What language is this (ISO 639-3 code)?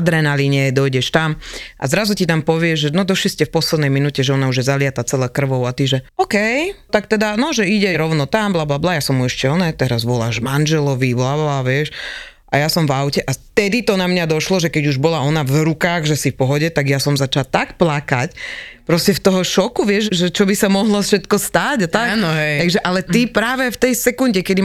slk